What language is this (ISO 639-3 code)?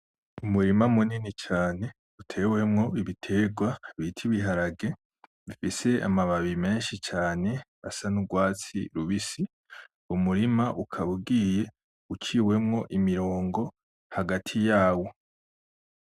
run